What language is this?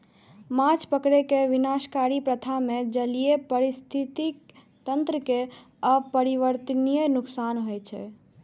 Maithili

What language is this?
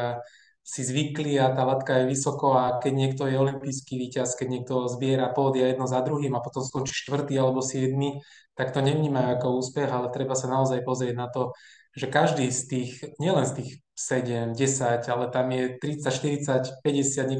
Slovak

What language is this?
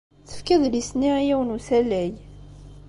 Kabyle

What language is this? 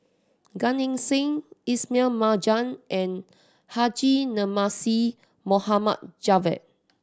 English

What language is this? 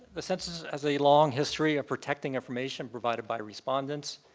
English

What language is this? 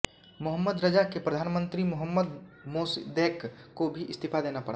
Hindi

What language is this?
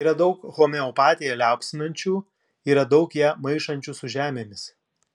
Lithuanian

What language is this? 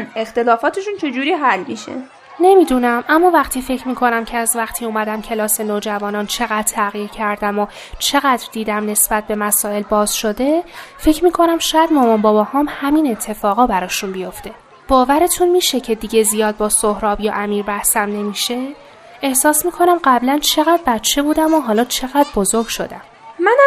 Persian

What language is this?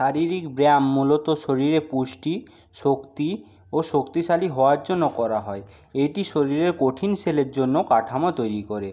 Bangla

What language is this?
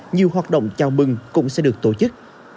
Vietnamese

